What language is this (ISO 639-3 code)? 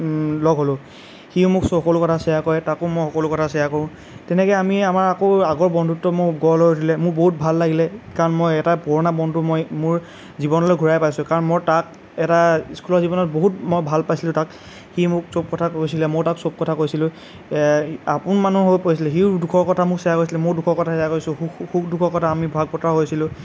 asm